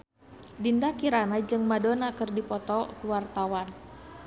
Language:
Sundanese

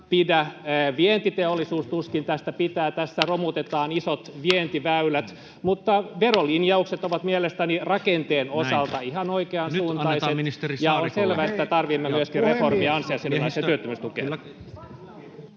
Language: Finnish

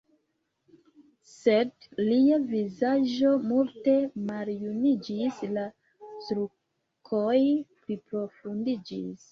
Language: Esperanto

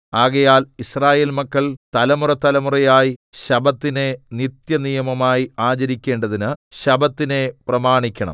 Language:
Malayalam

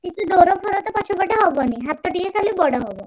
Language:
Odia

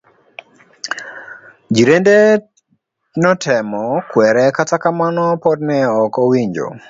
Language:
Luo (Kenya and Tanzania)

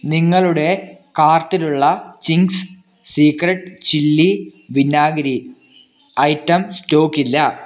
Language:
Malayalam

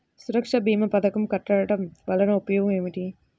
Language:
Telugu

